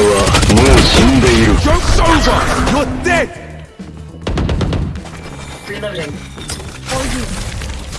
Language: Indonesian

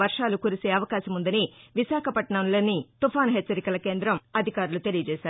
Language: Telugu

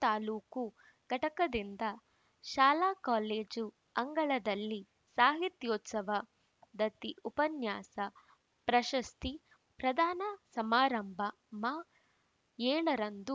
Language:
Kannada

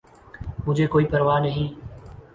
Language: Urdu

